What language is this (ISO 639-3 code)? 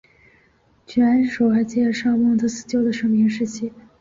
zho